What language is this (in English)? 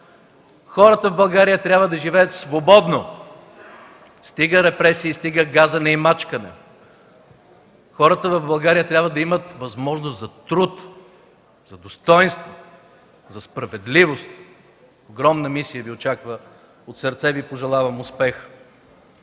Bulgarian